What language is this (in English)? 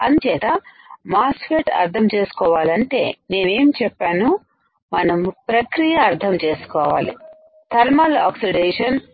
Telugu